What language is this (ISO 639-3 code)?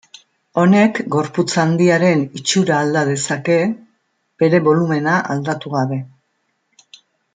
eus